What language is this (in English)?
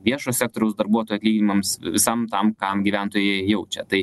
Lithuanian